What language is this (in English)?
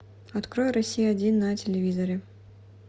Russian